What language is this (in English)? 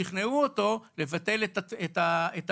Hebrew